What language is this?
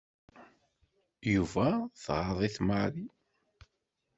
Kabyle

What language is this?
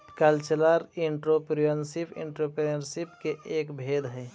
Magahi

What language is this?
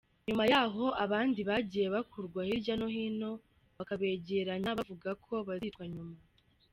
Kinyarwanda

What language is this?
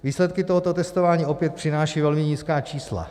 Czech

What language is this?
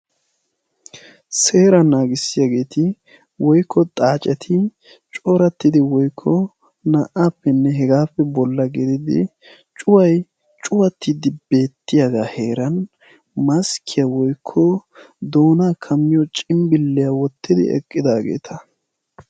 Wolaytta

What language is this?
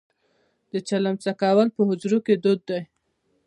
Pashto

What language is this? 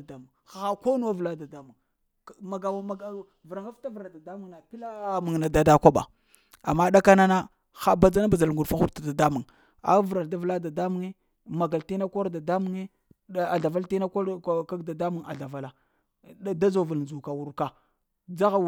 Lamang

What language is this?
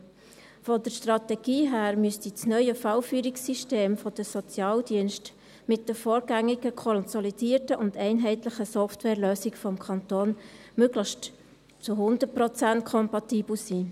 Swiss German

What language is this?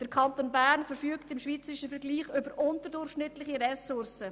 Swiss German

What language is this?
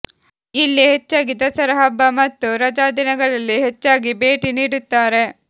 Kannada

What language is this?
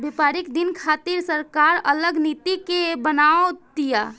Bhojpuri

